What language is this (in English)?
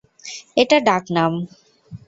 Bangla